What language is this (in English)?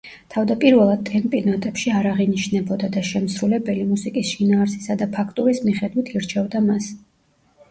Georgian